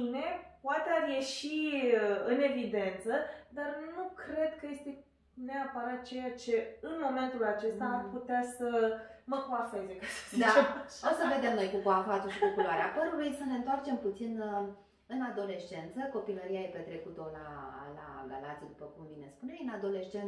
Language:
Romanian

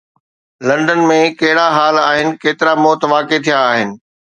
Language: Sindhi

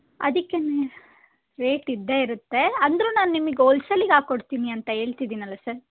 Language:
Kannada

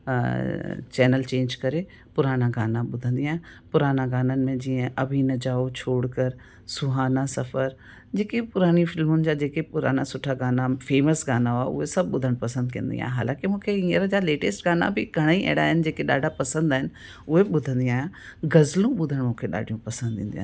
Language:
Sindhi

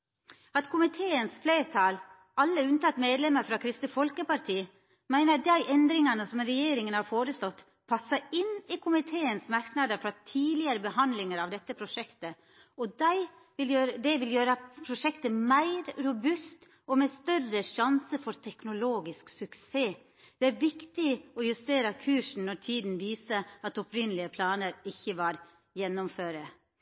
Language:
Norwegian Nynorsk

